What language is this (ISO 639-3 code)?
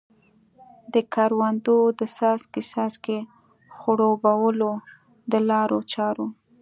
pus